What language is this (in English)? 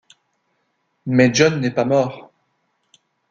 French